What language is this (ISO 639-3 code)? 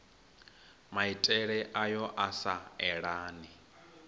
ven